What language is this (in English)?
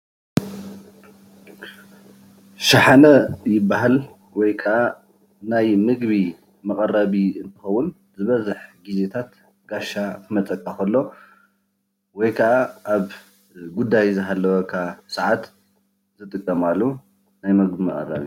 Tigrinya